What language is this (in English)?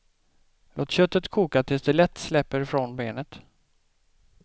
Swedish